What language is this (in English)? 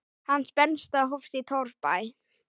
Icelandic